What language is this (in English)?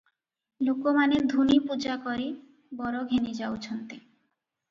Odia